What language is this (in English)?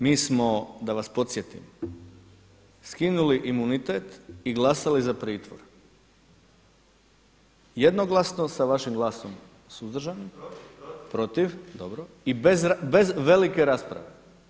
Croatian